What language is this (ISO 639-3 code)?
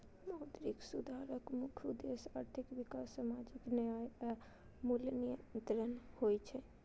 mai